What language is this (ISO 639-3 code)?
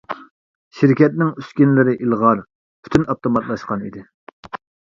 uig